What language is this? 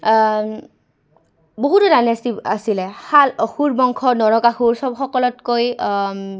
Assamese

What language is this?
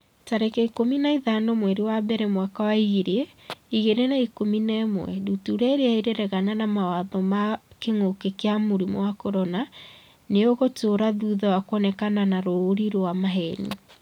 Kikuyu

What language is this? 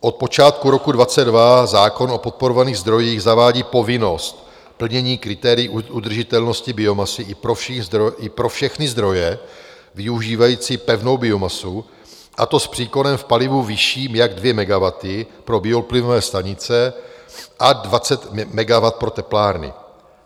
Czech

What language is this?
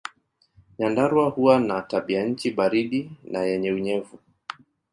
Swahili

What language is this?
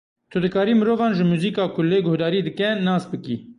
Kurdish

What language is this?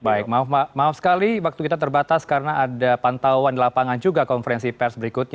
Indonesian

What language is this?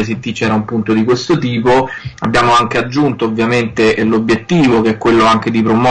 Italian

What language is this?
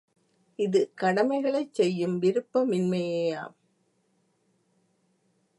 Tamil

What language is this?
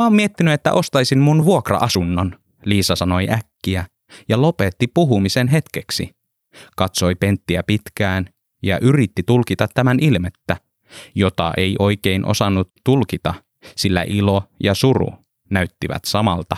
Finnish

